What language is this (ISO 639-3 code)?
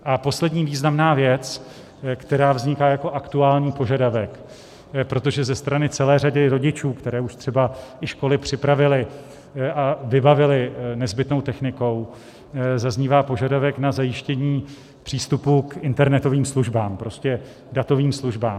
ces